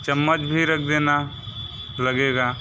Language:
Hindi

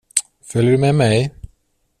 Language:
Swedish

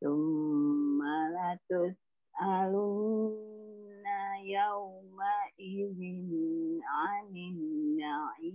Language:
Indonesian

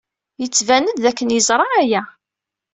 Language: Kabyle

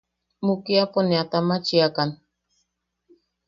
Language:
Yaqui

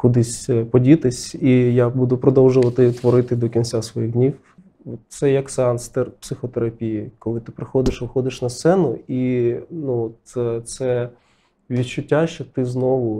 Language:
Ukrainian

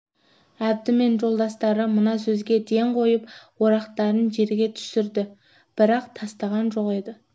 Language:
Kazakh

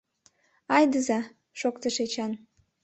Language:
Mari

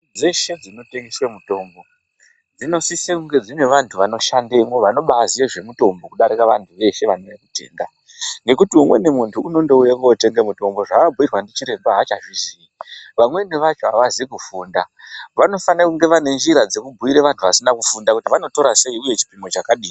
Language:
Ndau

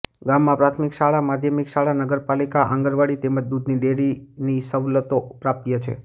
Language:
Gujarati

